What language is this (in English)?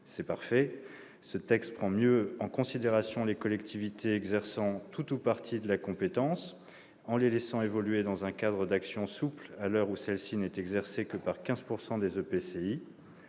French